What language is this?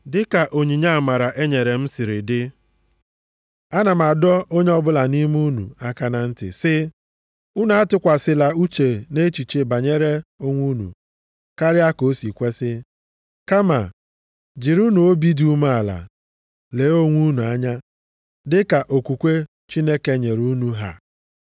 Igbo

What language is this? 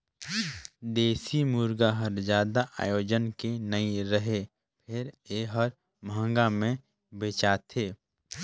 Chhattisgarhi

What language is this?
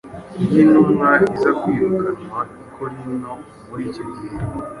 Kinyarwanda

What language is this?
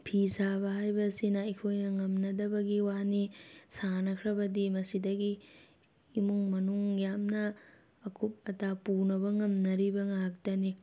Manipuri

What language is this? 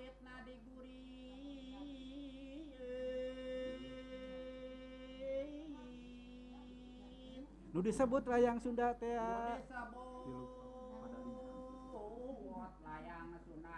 Indonesian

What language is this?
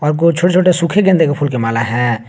Hindi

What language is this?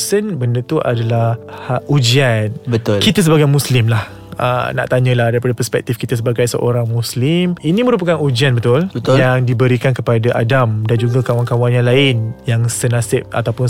Malay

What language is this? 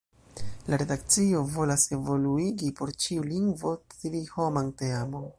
Esperanto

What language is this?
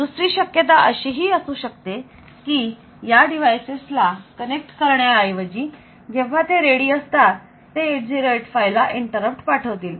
Marathi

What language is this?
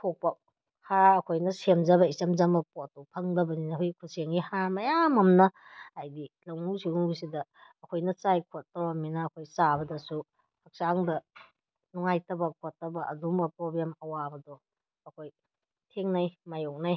Manipuri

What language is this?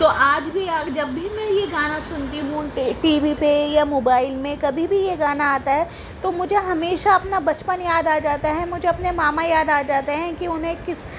Urdu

